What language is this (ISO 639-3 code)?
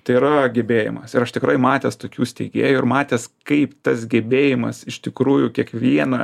lit